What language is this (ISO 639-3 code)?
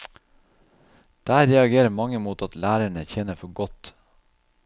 nor